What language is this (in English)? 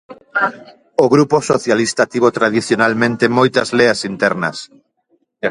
Galician